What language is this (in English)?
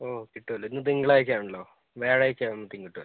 Malayalam